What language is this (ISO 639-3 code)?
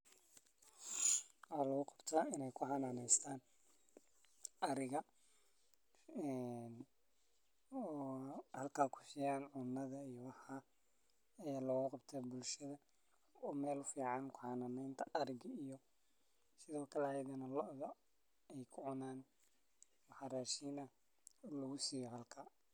som